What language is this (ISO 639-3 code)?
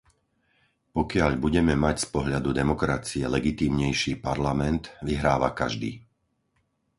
slk